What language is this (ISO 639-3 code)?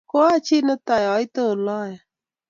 kln